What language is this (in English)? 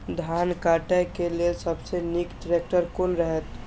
Maithili